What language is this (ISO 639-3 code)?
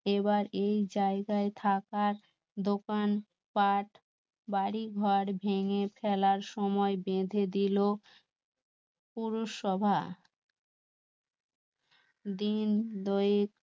ben